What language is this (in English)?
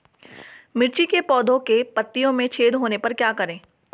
Hindi